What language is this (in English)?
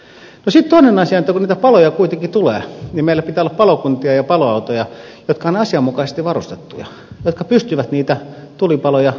Finnish